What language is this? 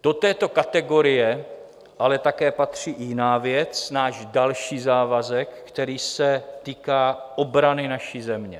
Czech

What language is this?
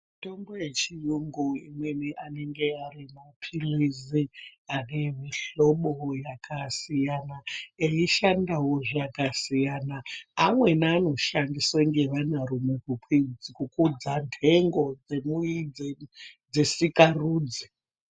Ndau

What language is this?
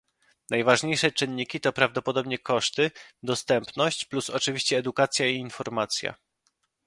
Polish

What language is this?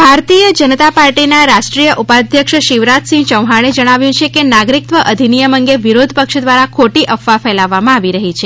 Gujarati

